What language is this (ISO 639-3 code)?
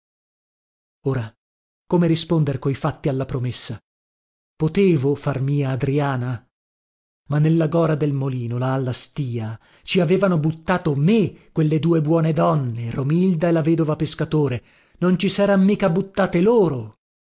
ita